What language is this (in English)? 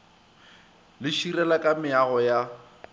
Northern Sotho